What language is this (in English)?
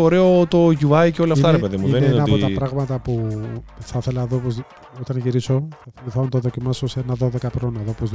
Greek